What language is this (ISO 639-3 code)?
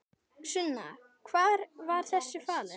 isl